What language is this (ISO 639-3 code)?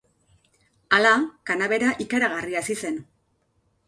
eus